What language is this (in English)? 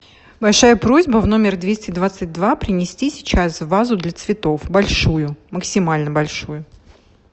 Russian